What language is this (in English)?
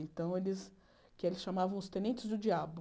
Portuguese